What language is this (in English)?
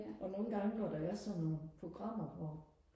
Danish